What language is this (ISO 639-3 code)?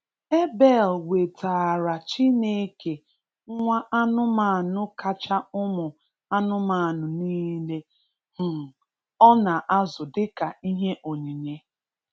ibo